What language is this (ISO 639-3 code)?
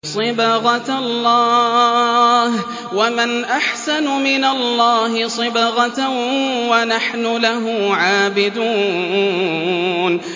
ara